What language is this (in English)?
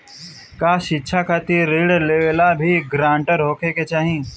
Bhojpuri